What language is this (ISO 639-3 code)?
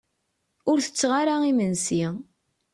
kab